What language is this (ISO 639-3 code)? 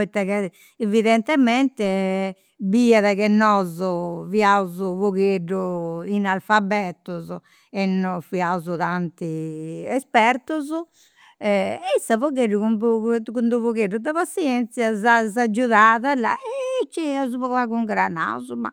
sro